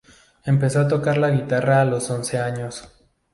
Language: Spanish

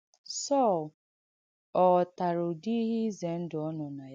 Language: Igbo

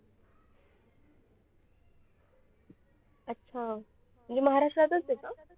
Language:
Marathi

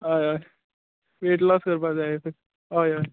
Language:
Konkani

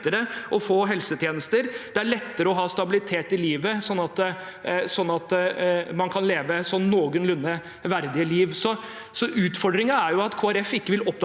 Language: Norwegian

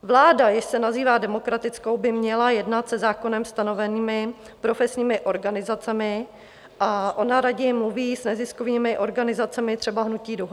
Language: Czech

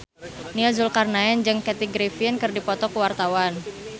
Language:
Sundanese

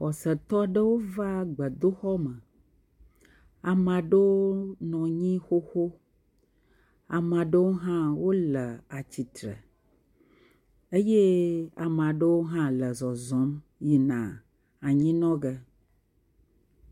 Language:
Ewe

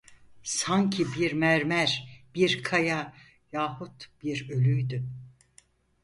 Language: Turkish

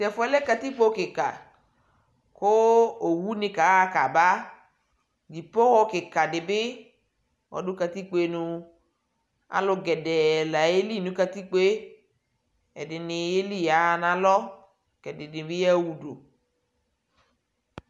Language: Ikposo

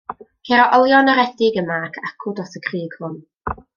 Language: Welsh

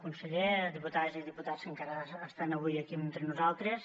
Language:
Catalan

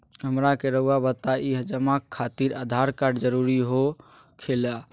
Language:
Magahi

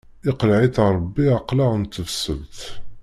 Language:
Kabyle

